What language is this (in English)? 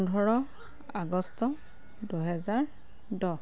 Assamese